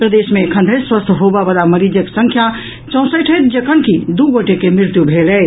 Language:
Maithili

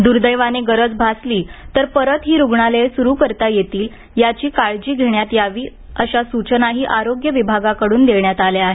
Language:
Marathi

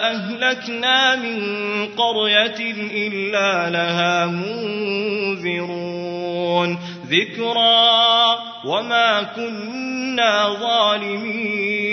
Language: Arabic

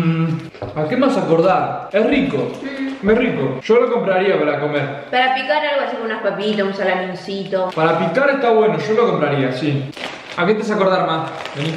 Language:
Spanish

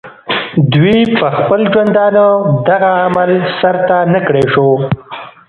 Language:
Pashto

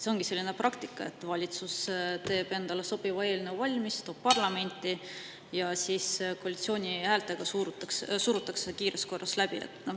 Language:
Estonian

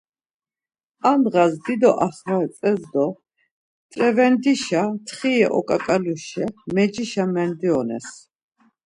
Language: Laz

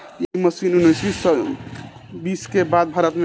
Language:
Bhojpuri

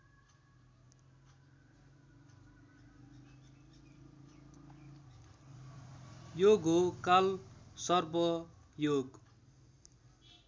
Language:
Nepali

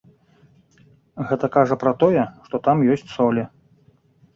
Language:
Belarusian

